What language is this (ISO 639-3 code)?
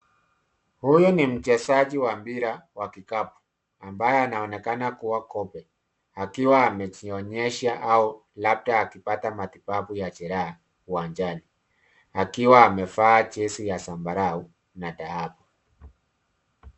swa